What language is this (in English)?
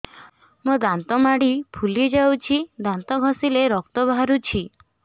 Odia